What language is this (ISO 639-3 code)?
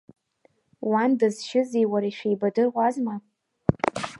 abk